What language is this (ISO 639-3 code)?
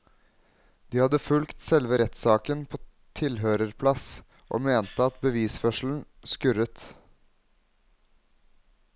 nor